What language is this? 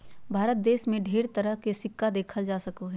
Magahi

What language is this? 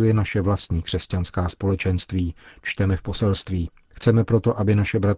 Czech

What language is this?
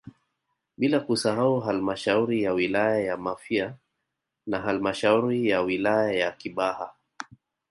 Swahili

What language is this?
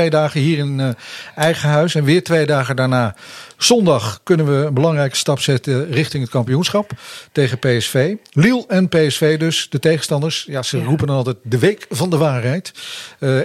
Dutch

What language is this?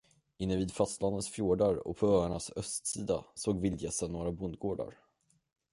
Swedish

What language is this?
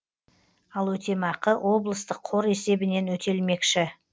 Kazakh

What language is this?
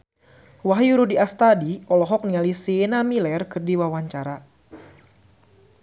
Sundanese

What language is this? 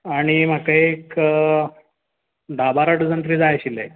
Konkani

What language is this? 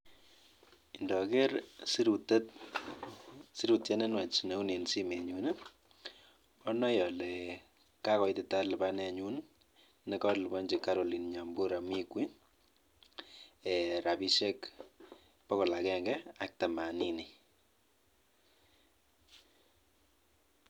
Kalenjin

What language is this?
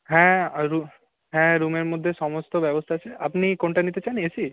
Bangla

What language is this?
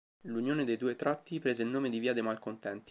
Italian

